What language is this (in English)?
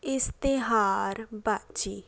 Punjabi